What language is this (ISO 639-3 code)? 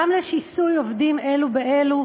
heb